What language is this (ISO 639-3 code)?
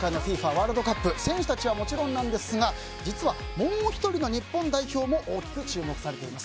jpn